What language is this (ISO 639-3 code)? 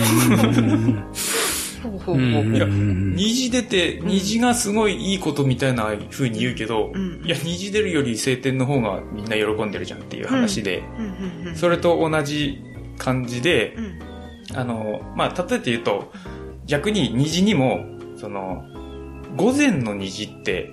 jpn